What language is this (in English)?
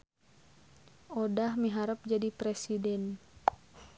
Sundanese